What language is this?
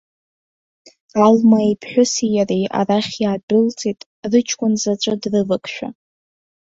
Abkhazian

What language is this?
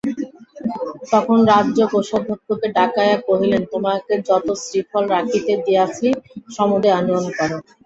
Bangla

